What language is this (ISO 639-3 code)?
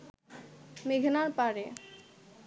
ben